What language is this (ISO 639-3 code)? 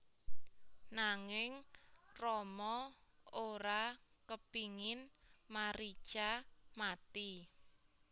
jav